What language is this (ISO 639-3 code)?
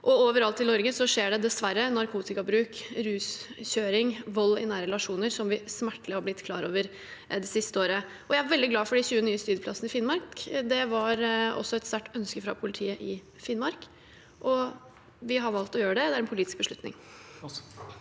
nor